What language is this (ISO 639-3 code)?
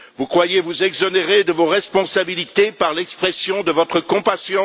fra